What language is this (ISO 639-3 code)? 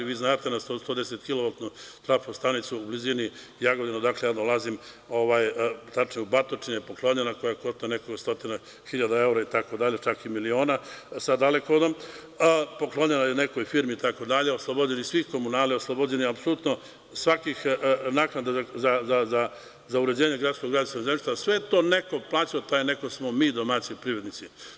srp